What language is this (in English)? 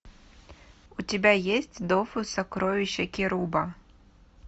Russian